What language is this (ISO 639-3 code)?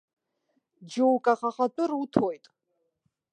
abk